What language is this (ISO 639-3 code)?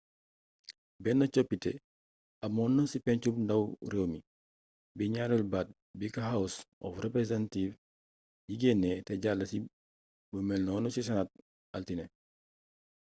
wol